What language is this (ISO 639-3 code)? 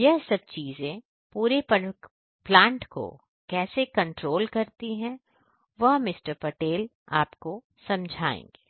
hin